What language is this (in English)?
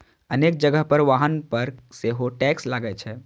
Maithili